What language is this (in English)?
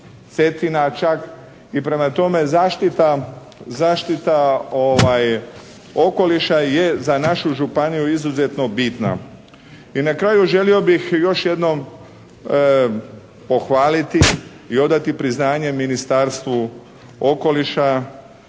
Croatian